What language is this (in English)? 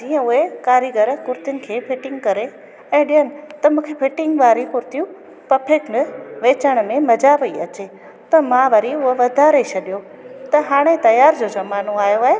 Sindhi